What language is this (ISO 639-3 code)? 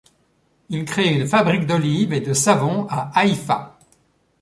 fra